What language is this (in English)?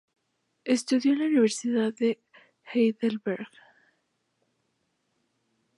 Spanish